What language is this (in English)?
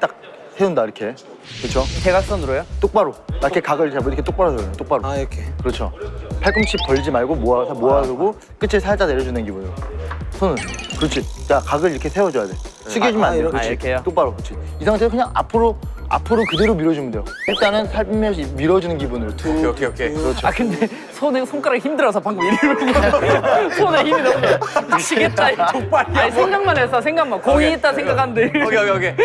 Korean